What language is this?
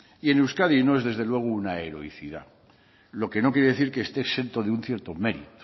Spanish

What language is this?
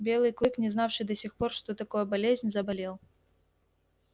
Russian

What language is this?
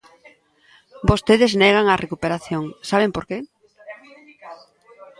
Galician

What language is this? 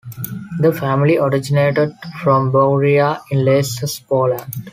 English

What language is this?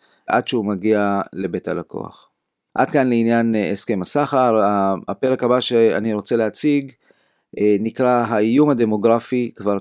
Hebrew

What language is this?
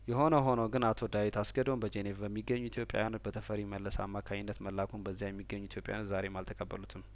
Amharic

